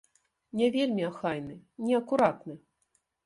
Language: Belarusian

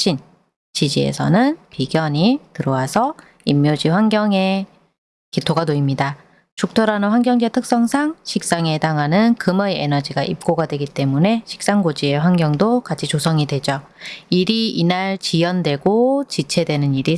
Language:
Korean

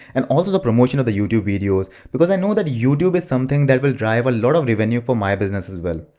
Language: English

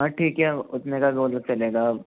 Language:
Hindi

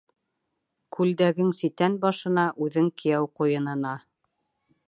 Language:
Bashkir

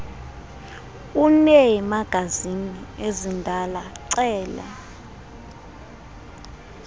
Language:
Xhosa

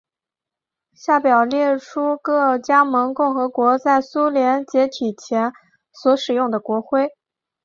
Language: Chinese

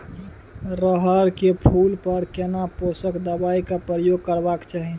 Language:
Maithili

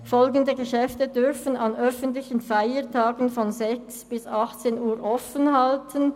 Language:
Swiss German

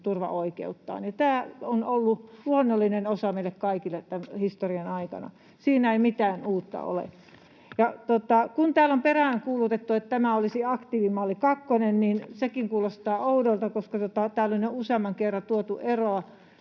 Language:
Finnish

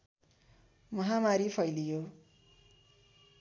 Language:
Nepali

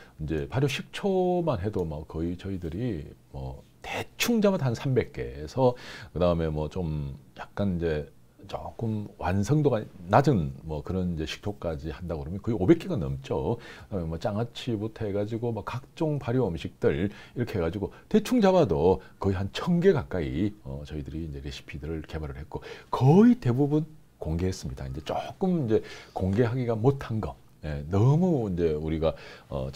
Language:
Korean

